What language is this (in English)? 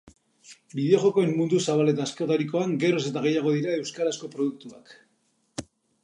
Basque